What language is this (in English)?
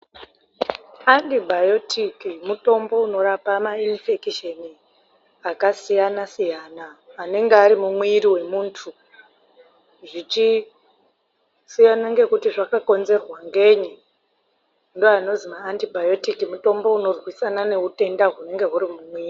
Ndau